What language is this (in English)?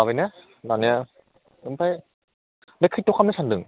Bodo